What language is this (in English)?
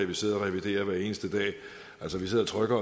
Danish